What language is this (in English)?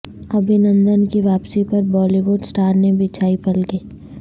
Urdu